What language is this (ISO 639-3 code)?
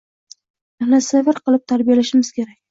uzb